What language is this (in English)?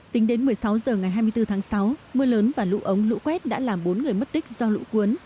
Vietnamese